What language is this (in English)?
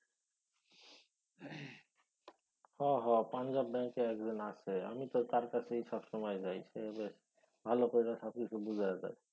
Bangla